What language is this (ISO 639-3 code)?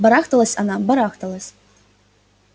rus